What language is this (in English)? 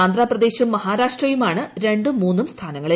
Malayalam